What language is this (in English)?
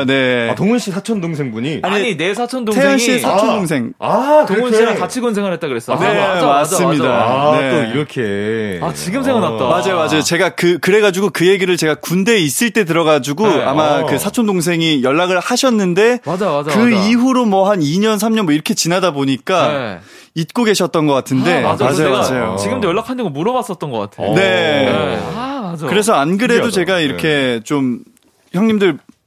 Korean